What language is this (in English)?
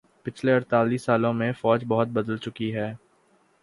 Urdu